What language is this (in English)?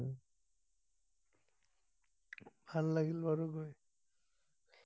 Assamese